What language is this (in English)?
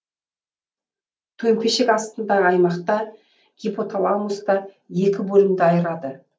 Kazakh